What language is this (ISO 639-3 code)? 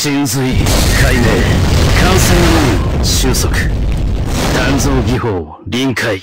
jpn